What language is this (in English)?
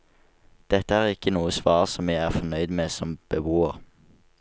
Norwegian